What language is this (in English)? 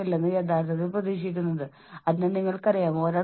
Malayalam